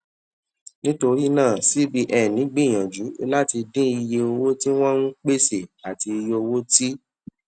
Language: Yoruba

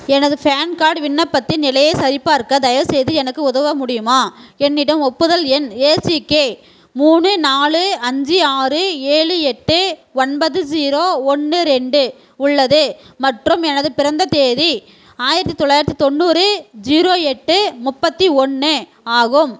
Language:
Tamil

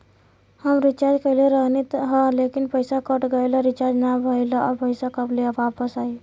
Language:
Bhojpuri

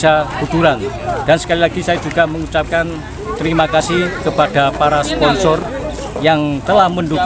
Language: Indonesian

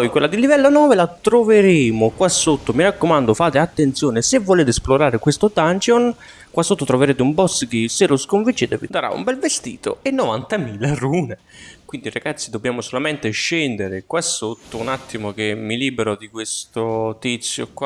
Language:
Italian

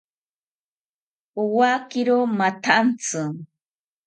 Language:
South Ucayali Ashéninka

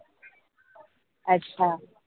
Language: Marathi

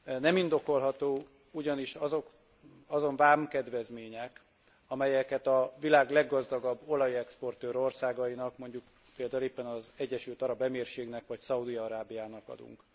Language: Hungarian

